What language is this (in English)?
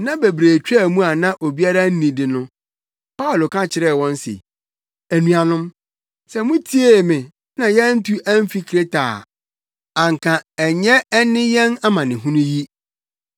Akan